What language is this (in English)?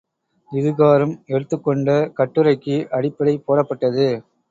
Tamil